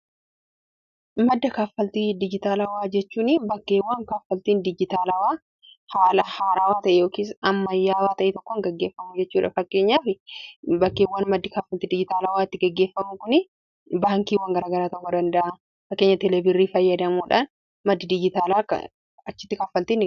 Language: Oromo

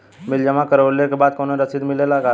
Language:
Bhojpuri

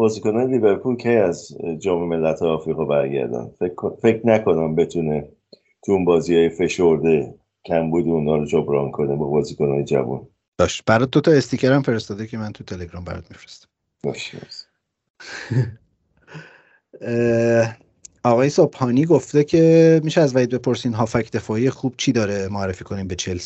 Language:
Persian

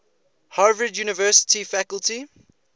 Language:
English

